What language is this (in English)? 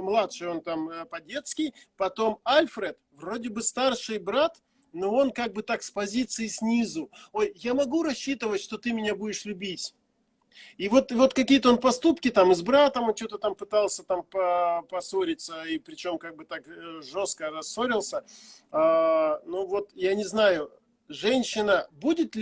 Russian